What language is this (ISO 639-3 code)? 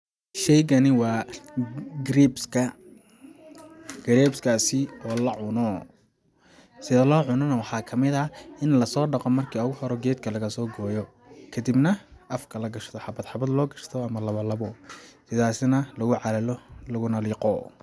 som